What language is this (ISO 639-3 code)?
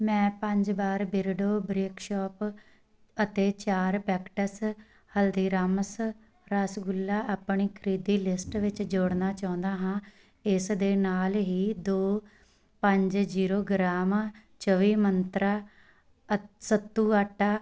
pan